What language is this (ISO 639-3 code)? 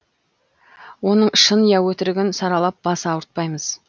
kaz